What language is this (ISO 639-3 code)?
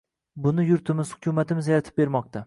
uzb